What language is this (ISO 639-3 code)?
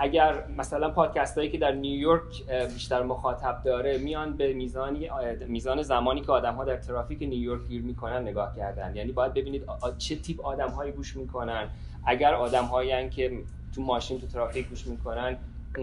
fas